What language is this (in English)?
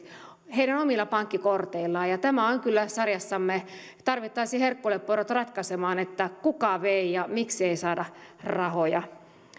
Finnish